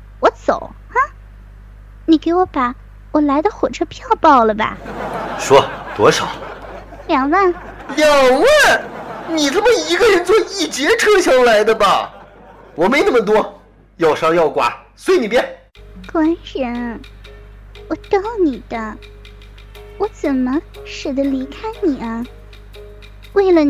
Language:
Chinese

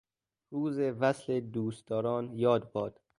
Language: Persian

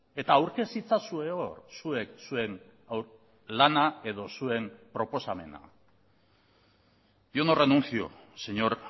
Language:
Basque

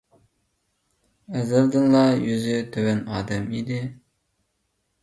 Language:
Uyghur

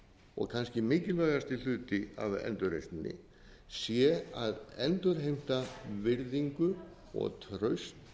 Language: Icelandic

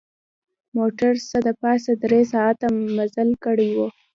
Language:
Pashto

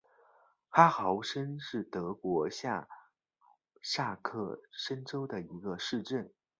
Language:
Chinese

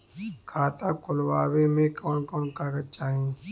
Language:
Bhojpuri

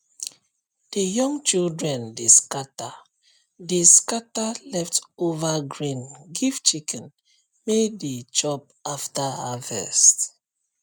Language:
Nigerian Pidgin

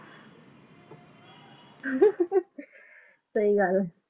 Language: Punjabi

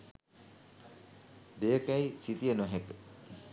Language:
Sinhala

